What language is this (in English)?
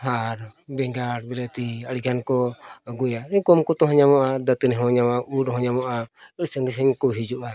Santali